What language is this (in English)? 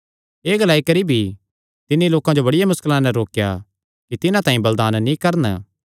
Kangri